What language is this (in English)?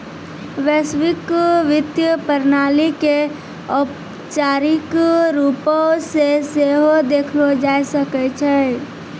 Maithili